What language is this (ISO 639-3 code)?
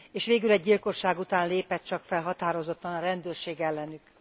hun